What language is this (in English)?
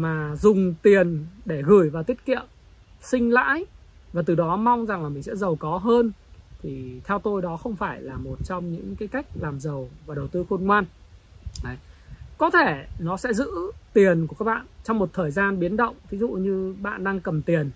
Vietnamese